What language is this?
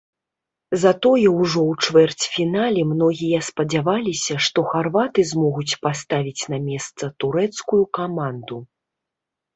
Belarusian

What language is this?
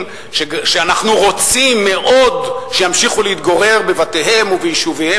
Hebrew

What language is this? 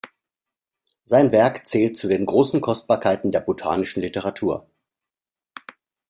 German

